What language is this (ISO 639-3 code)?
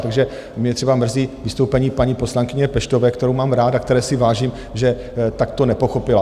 ces